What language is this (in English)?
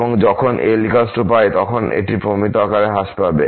Bangla